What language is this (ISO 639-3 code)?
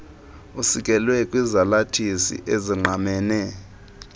xho